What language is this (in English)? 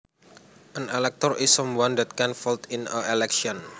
Javanese